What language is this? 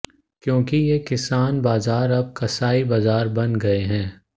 Hindi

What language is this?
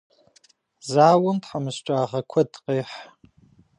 Kabardian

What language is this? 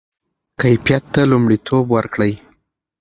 Pashto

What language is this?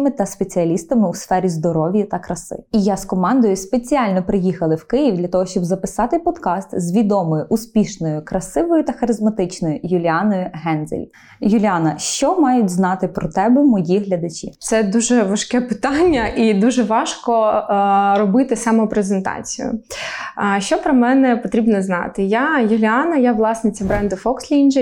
Ukrainian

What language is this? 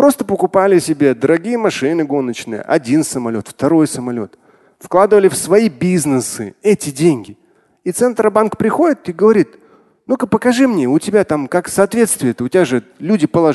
Russian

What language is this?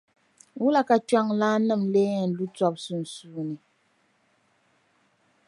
Dagbani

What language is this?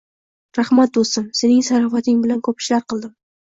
Uzbek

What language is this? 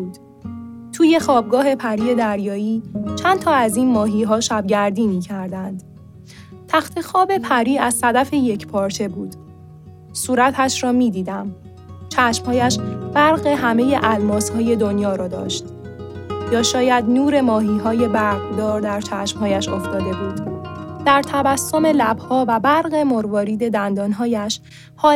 Persian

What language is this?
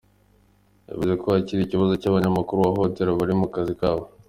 Kinyarwanda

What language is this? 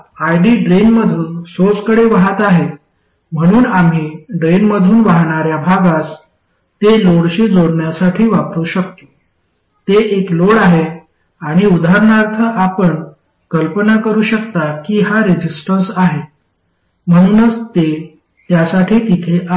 Marathi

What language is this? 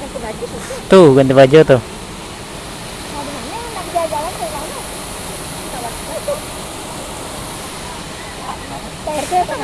Indonesian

